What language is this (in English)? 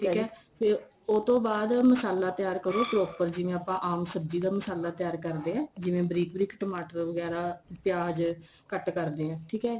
Punjabi